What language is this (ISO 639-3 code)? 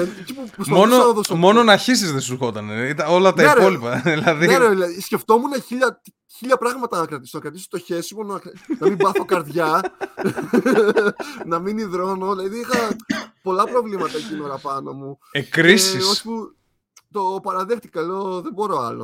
ell